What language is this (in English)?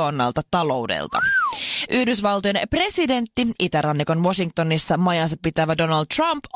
Finnish